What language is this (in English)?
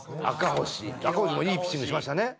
Japanese